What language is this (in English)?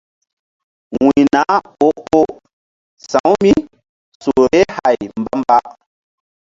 Mbum